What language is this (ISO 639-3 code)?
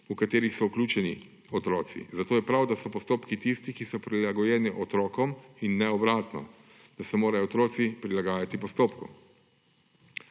slv